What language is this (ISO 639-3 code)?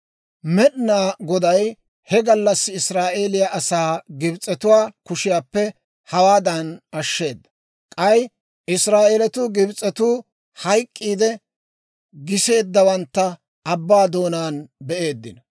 dwr